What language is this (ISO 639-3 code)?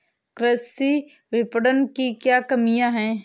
hin